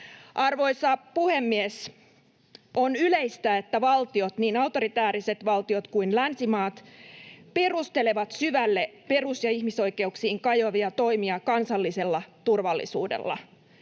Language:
Finnish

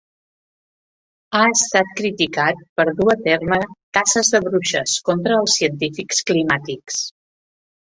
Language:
Catalan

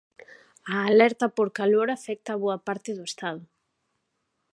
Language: Galician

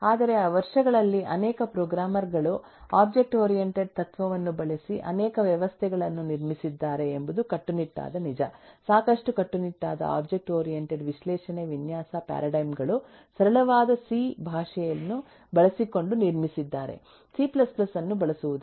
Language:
Kannada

